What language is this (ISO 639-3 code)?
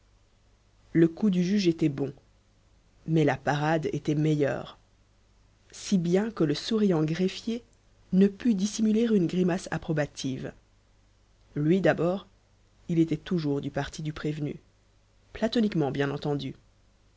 fra